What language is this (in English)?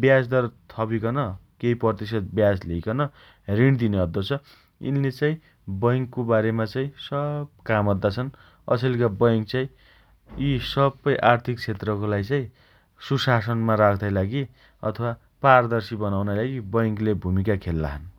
Dotyali